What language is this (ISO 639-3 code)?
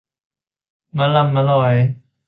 tha